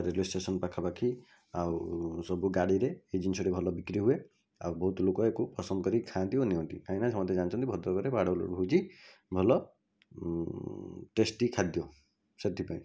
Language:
Odia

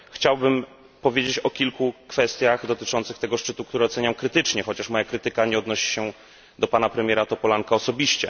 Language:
Polish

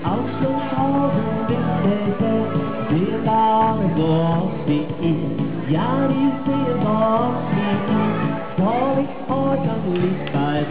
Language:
Norwegian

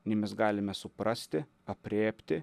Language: Lithuanian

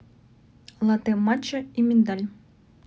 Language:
Russian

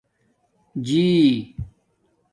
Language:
Domaaki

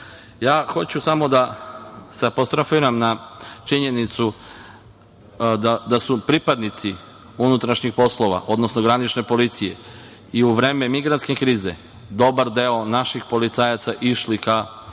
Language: Serbian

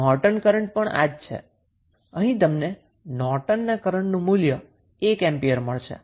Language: Gujarati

